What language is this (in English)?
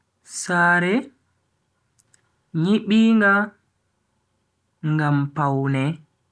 Bagirmi Fulfulde